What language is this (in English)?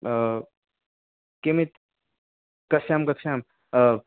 Sanskrit